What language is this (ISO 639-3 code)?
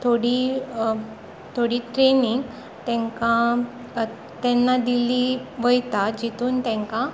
kok